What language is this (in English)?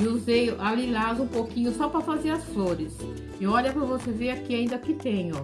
Portuguese